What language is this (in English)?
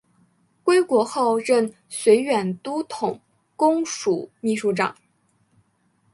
Chinese